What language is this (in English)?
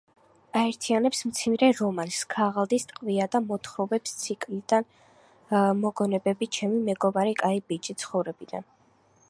Georgian